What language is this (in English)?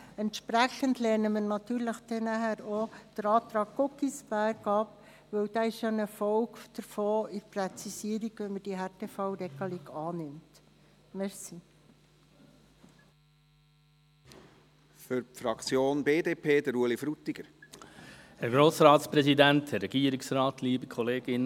Swiss German